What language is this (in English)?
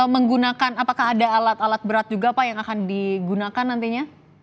Indonesian